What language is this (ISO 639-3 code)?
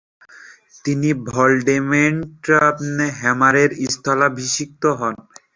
ben